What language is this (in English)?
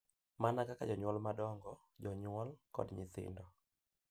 Luo (Kenya and Tanzania)